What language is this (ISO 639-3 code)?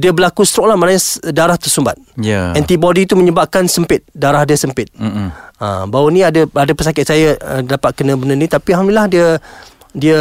msa